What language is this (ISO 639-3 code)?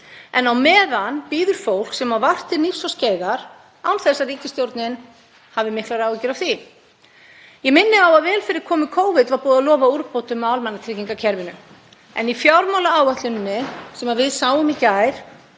isl